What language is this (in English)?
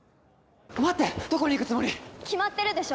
Japanese